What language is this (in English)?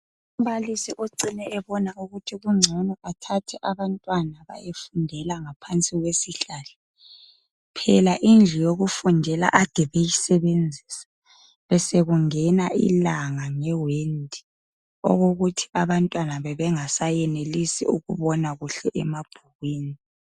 North Ndebele